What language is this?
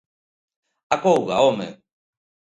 Galician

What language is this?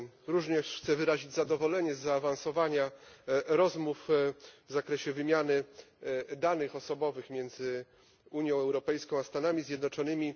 Polish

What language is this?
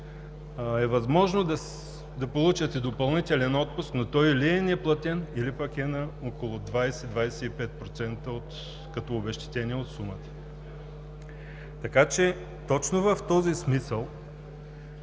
Bulgarian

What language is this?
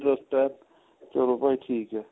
Punjabi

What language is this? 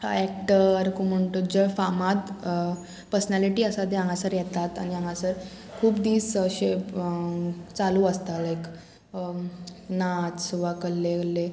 Konkani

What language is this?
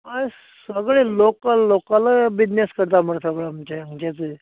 Konkani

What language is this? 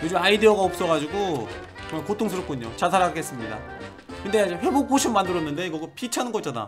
Korean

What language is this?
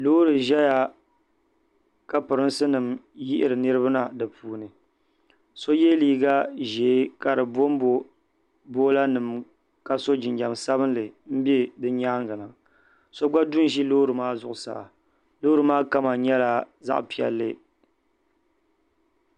Dagbani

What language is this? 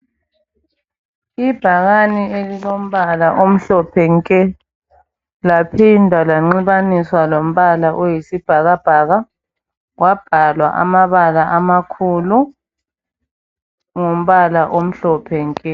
North Ndebele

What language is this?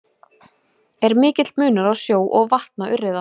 Icelandic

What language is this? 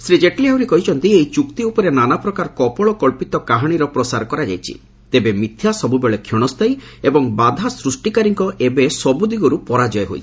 Odia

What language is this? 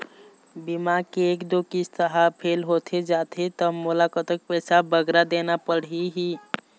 Chhattisgarhi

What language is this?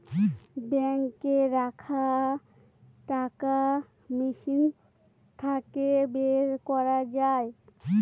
Bangla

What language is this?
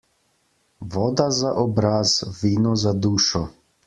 Slovenian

